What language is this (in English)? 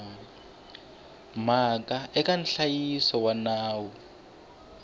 Tsonga